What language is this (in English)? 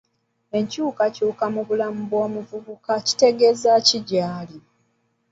Ganda